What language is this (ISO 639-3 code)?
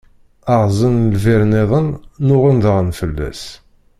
kab